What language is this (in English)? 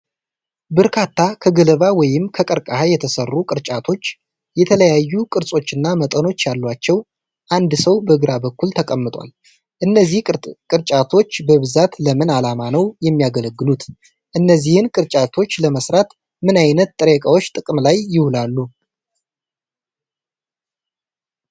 Amharic